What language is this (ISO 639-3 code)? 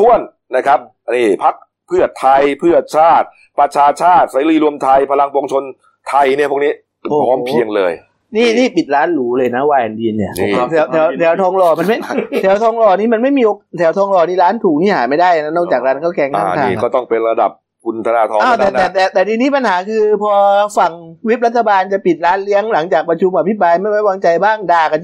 tha